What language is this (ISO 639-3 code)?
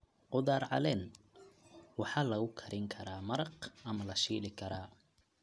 som